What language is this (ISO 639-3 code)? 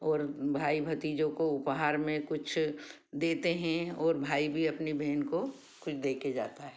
hin